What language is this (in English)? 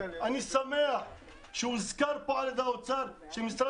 Hebrew